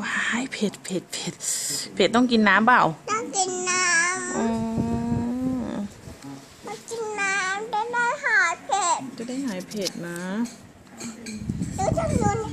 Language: Thai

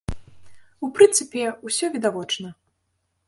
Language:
Belarusian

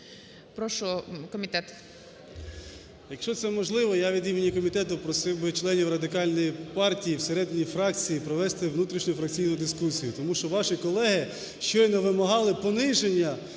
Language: Ukrainian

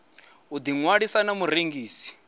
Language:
Venda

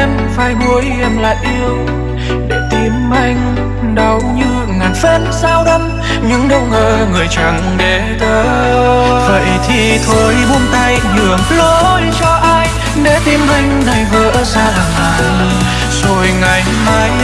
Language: Vietnamese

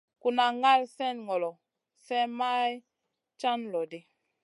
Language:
Masana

